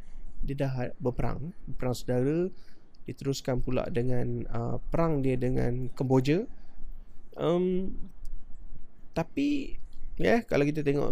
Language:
Malay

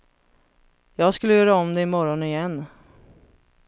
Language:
Swedish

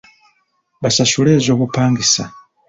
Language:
Ganda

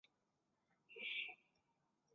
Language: Chinese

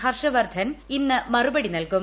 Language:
Malayalam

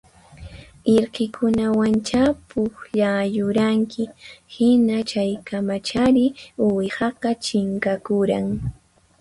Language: Puno Quechua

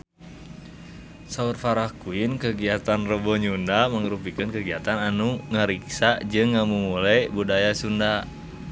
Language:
Sundanese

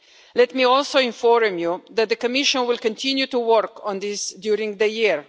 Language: English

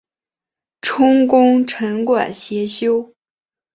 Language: Chinese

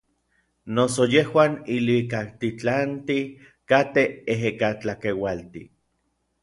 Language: Orizaba Nahuatl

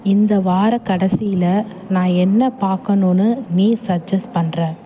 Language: Tamil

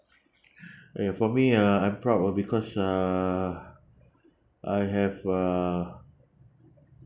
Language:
English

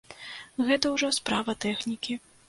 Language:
Belarusian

